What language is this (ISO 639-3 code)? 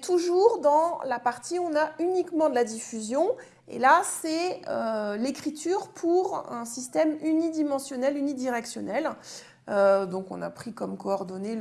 fra